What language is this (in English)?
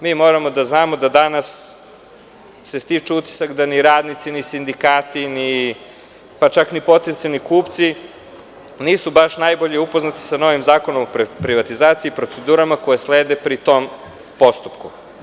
Serbian